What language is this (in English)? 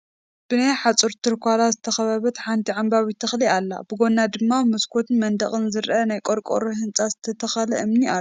Tigrinya